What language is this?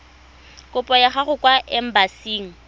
Tswana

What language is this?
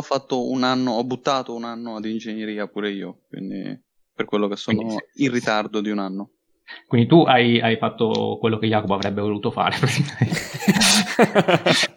Italian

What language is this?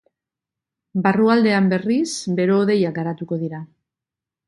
Basque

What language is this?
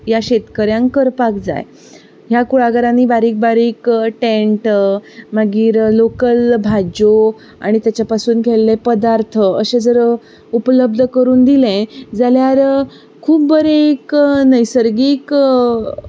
Konkani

